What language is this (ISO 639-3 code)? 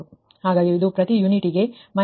kan